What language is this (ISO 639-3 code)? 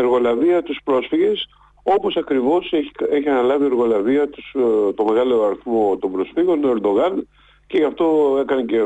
ell